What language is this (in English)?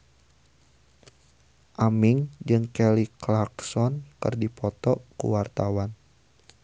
Sundanese